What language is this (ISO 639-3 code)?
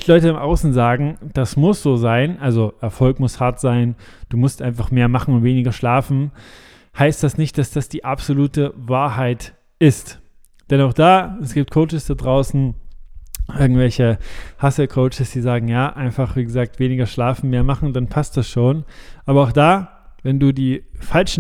deu